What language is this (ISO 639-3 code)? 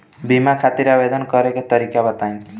bho